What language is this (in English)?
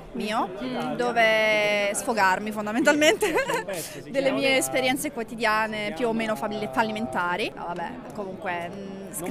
Italian